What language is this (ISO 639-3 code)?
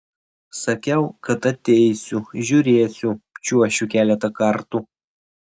lit